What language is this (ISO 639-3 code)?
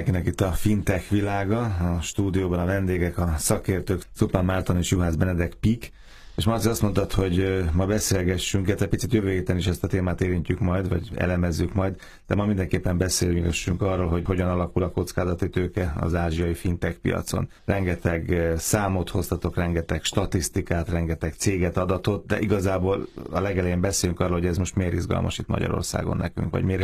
hun